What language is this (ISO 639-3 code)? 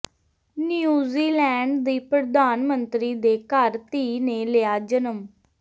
pan